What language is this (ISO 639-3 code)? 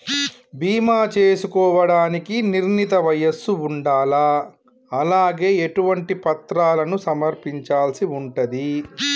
tel